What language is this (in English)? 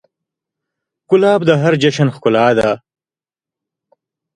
Pashto